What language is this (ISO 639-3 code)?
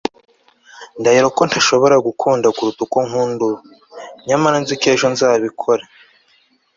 kin